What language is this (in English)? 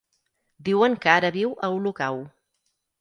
Catalan